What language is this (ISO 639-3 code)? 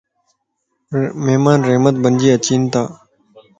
lss